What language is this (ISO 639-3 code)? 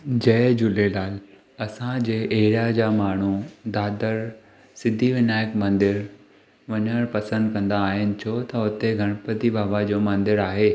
snd